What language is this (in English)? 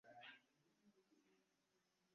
Ganda